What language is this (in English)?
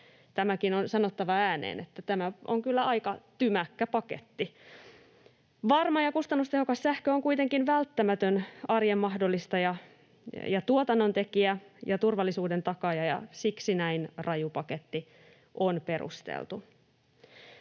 Finnish